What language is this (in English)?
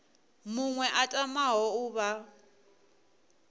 Venda